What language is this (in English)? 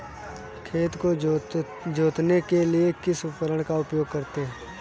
Hindi